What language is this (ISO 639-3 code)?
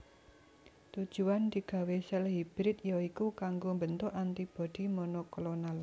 jav